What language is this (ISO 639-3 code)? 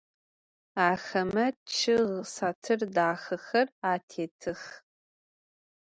ady